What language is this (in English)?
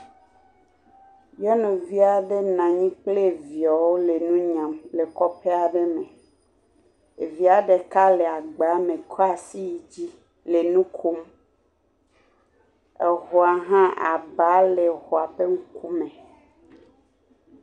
Ewe